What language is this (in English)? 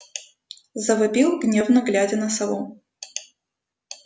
Russian